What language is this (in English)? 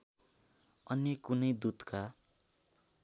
Nepali